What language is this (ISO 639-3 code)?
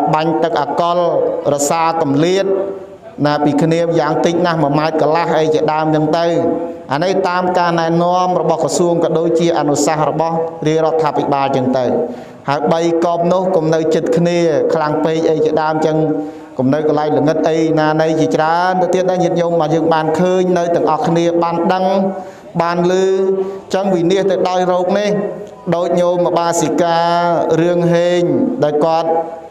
tha